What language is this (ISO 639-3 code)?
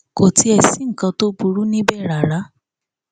yor